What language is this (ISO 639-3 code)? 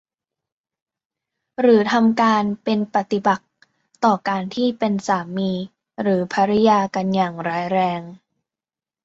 tha